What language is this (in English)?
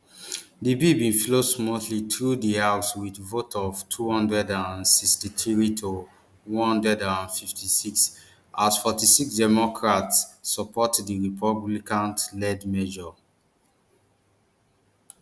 Nigerian Pidgin